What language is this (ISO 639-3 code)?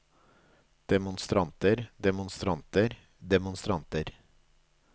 nor